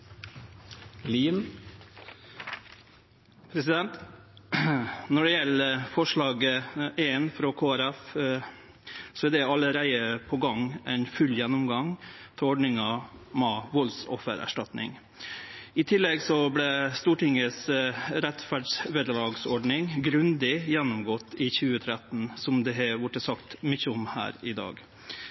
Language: Norwegian Nynorsk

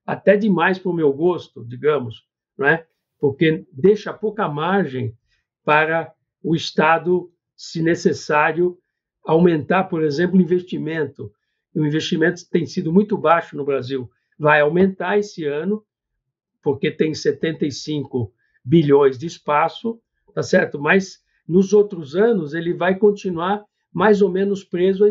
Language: Portuguese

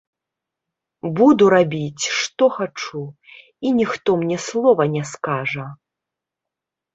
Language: Belarusian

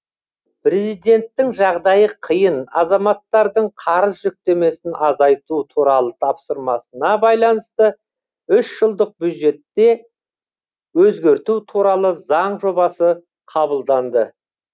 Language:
Kazakh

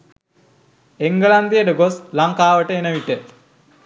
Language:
Sinhala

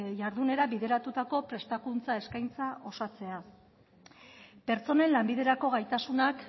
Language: Basque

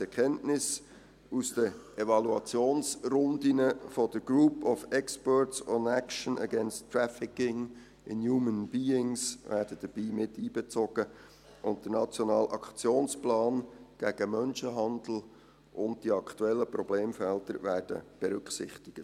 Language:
Swiss German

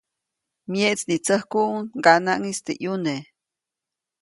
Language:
Copainalá Zoque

